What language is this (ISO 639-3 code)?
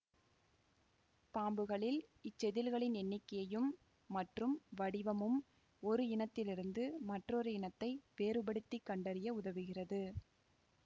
tam